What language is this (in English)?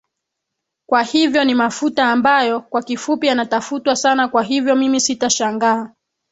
Swahili